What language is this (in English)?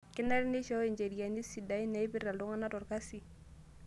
Masai